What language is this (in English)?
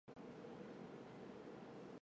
Chinese